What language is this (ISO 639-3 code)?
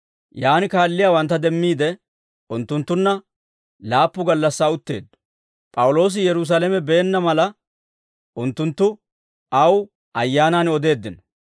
dwr